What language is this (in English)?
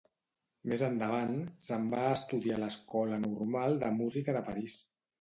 Catalan